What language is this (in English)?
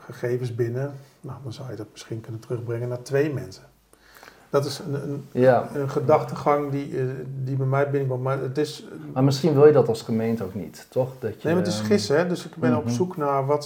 Dutch